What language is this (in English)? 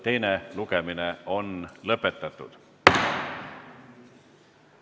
Estonian